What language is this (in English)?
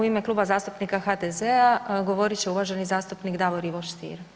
Croatian